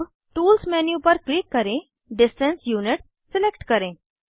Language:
Hindi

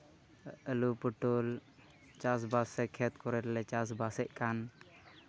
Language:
Santali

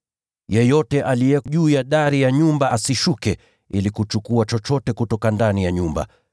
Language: Swahili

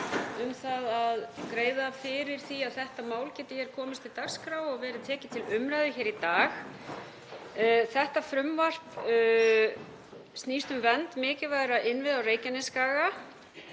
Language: Icelandic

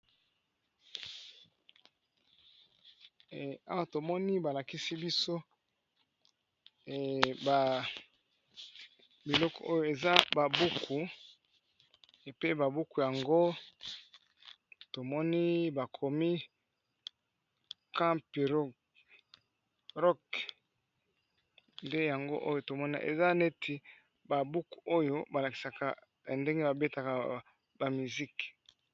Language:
Lingala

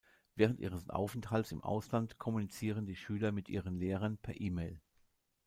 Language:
German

